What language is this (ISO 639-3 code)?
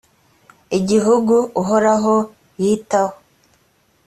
kin